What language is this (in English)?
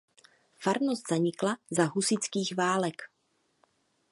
Czech